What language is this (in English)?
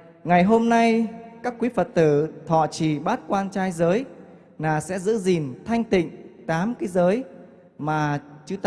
Vietnamese